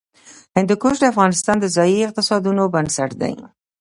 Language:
Pashto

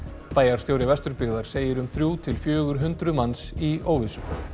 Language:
Icelandic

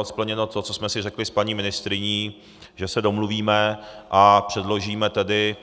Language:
Czech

